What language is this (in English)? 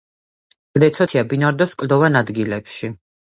Georgian